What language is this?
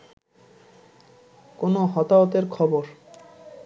Bangla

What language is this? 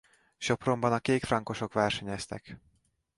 Hungarian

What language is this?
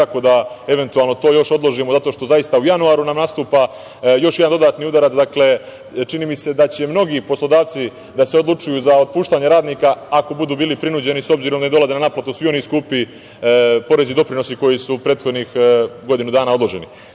Serbian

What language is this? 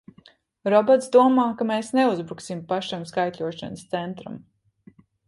Latvian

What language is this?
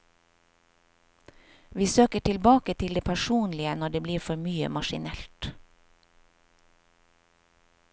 Norwegian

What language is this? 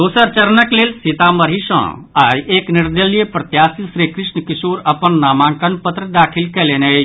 Maithili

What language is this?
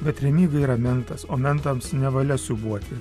Lithuanian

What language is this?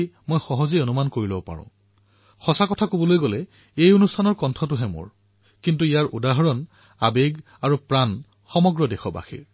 Assamese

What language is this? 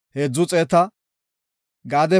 Gofa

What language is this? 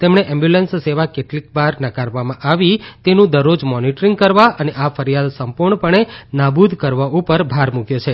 Gujarati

